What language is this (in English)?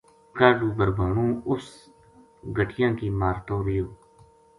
Gujari